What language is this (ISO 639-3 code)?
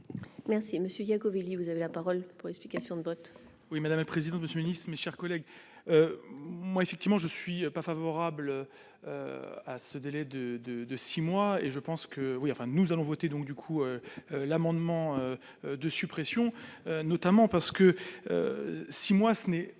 fra